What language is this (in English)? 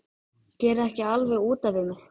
Icelandic